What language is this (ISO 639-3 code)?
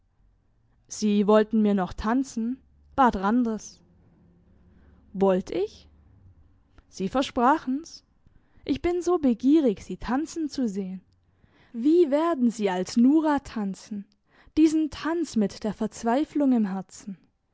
deu